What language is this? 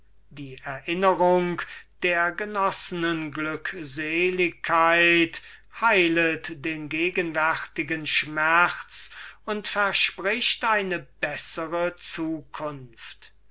German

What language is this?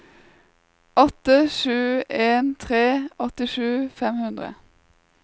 Norwegian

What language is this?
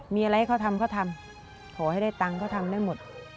Thai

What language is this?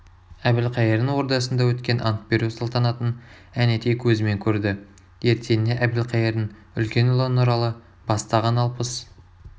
Kazakh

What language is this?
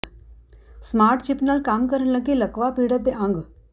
Punjabi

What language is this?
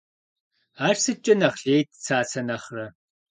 Kabardian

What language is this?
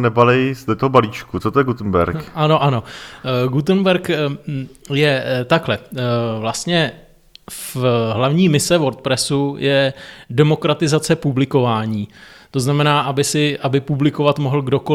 Czech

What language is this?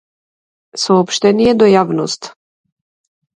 Macedonian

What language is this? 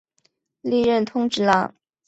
Chinese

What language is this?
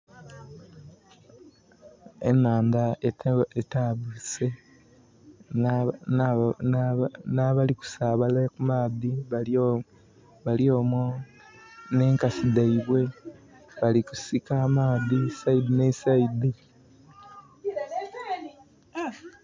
Soga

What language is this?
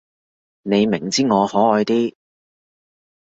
Cantonese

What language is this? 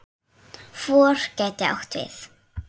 Icelandic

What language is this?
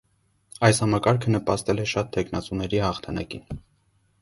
Armenian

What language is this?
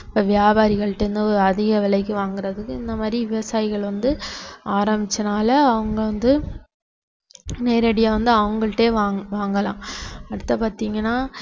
Tamil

